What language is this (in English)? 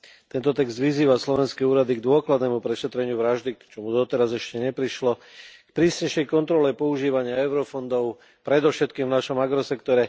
Slovak